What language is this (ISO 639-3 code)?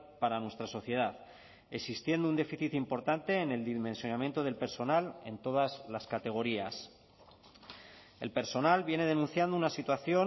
spa